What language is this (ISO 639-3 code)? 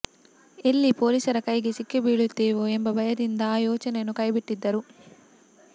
kan